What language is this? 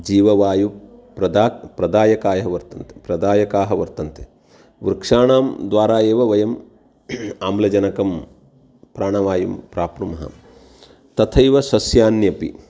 Sanskrit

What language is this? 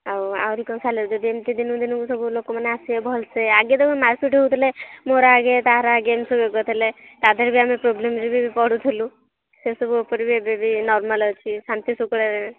Odia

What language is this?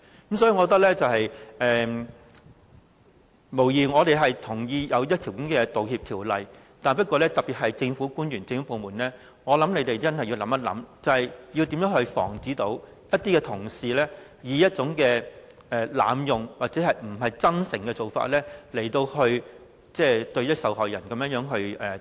Cantonese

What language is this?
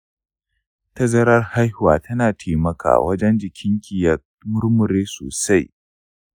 Hausa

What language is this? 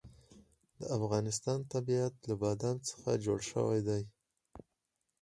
Pashto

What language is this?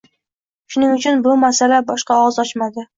Uzbek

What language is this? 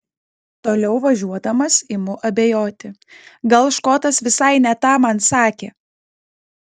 Lithuanian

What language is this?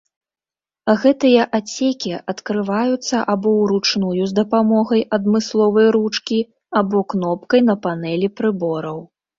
Belarusian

